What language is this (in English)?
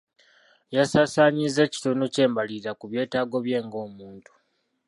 Ganda